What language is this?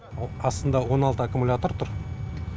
Kazakh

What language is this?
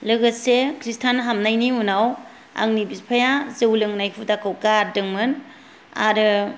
Bodo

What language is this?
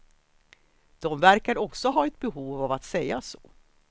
Swedish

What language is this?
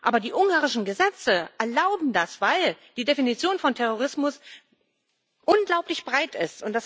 German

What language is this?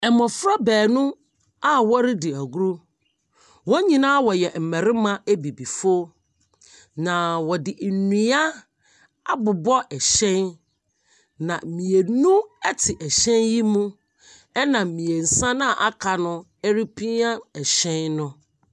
Akan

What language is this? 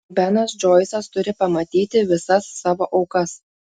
Lithuanian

